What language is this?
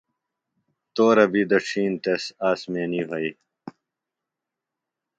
Phalura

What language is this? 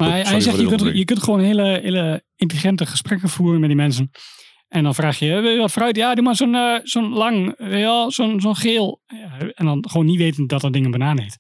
Dutch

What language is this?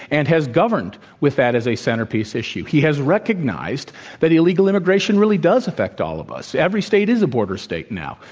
English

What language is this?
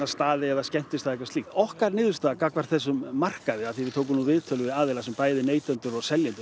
Icelandic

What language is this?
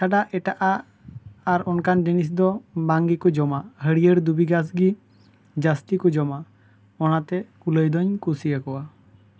Santali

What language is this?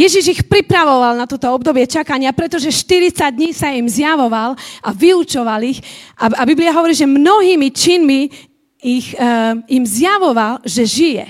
Slovak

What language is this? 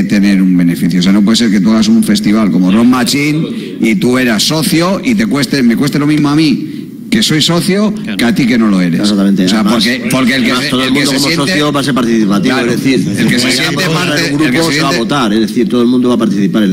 Spanish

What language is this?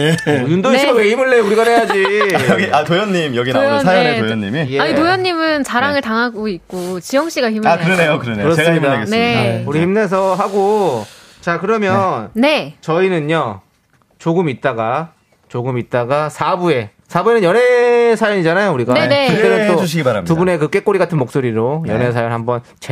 Korean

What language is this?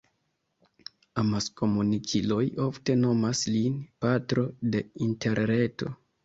Esperanto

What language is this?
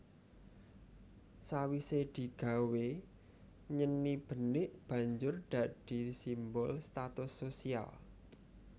Javanese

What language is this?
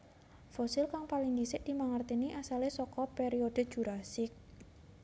Javanese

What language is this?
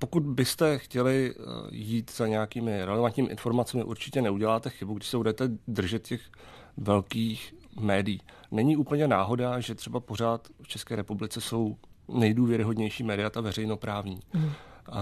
Czech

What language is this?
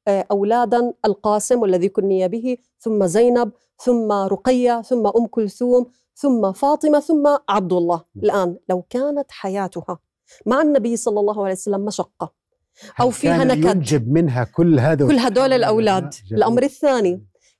Arabic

